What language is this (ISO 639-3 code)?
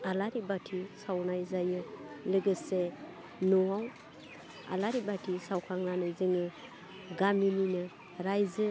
brx